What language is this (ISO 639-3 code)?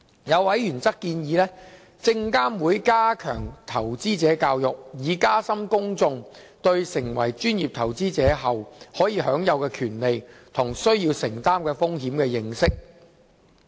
yue